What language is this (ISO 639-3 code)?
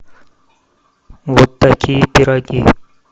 rus